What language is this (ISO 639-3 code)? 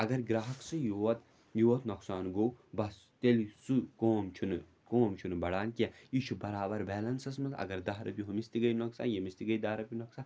kas